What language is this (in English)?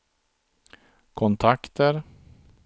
Swedish